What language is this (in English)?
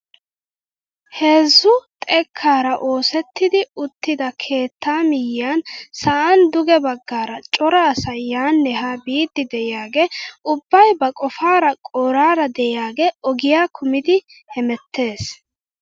Wolaytta